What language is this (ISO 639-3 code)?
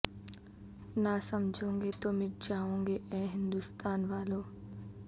urd